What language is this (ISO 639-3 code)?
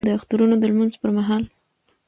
pus